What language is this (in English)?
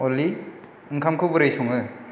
Bodo